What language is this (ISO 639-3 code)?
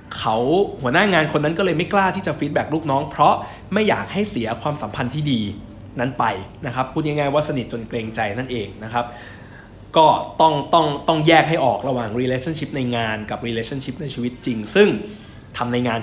tha